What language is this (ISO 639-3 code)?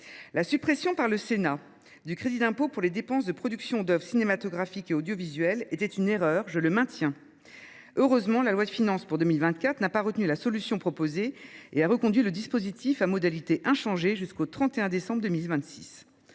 fra